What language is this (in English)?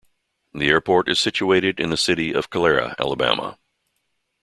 English